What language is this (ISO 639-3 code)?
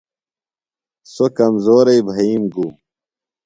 phl